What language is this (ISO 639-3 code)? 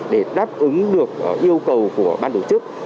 vie